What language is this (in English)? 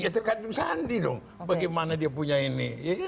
Indonesian